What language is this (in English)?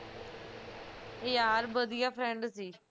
Punjabi